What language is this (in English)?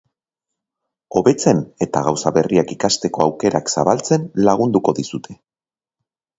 Basque